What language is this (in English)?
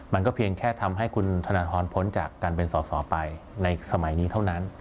Thai